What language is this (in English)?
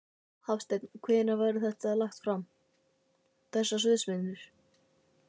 Icelandic